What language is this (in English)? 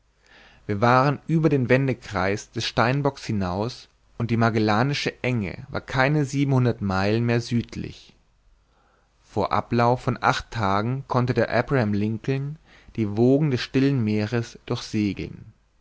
German